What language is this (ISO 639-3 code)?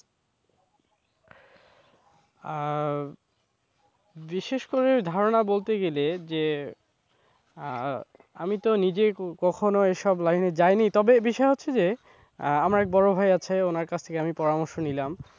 ben